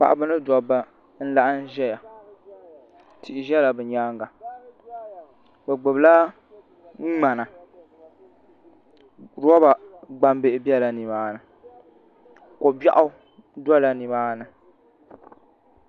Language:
Dagbani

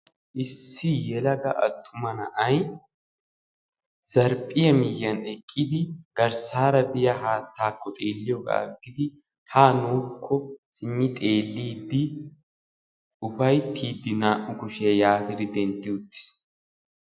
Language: Wolaytta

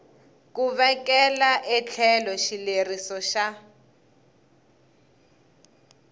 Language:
Tsonga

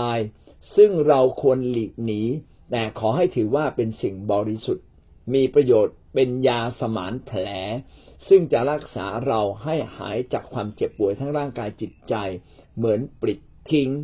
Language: Thai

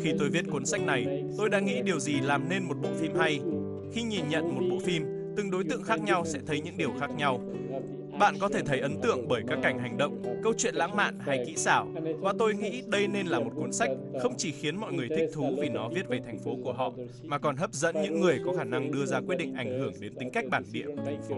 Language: Vietnamese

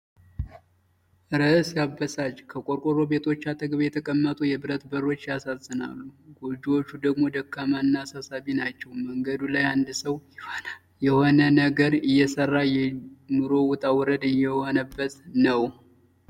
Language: Amharic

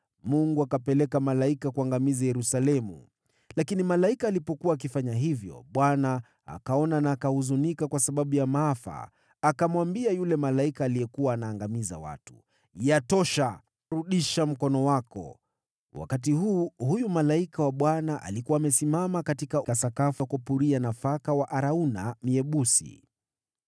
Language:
Swahili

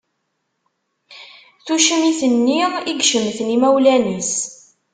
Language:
Kabyle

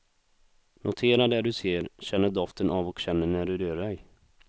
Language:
Swedish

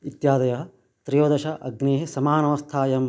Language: Sanskrit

